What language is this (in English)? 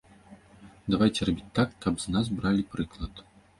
Belarusian